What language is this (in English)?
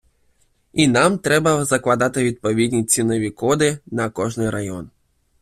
Ukrainian